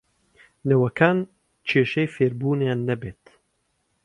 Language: Central Kurdish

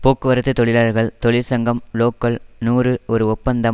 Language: Tamil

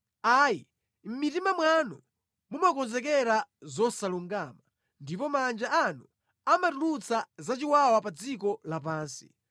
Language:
Nyanja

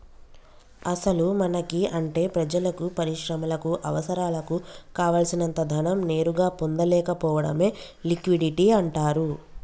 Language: Telugu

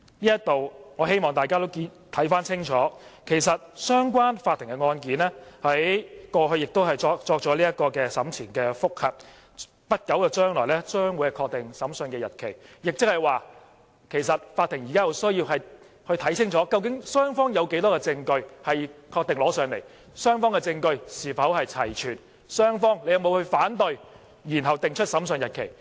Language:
Cantonese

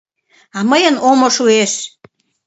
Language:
Mari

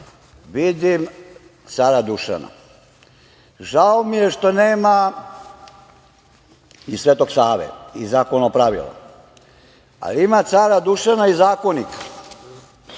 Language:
Serbian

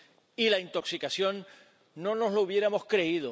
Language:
Spanish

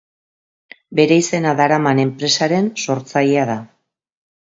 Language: Basque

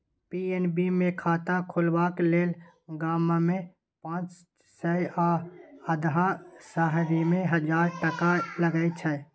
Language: Maithili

